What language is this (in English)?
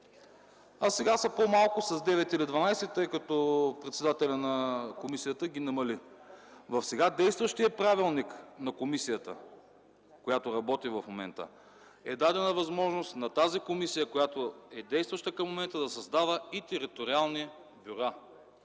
Bulgarian